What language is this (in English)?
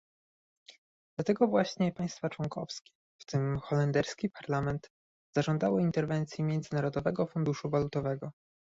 Polish